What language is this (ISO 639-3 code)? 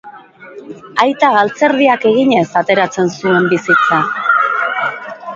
eus